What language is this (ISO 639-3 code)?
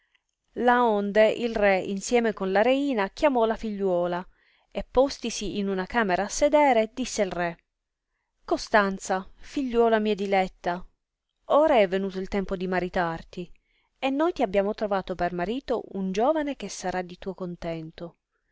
ita